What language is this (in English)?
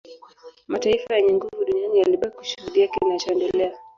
Swahili